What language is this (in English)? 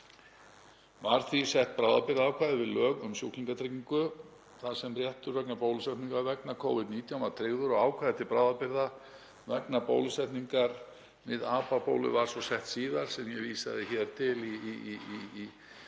Icelandic